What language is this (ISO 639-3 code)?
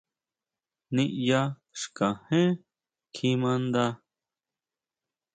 mau